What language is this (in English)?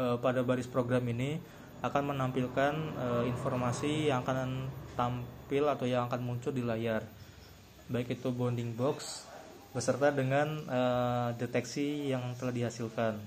Indonesian